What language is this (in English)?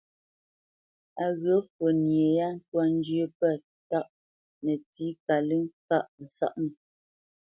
Bamenyam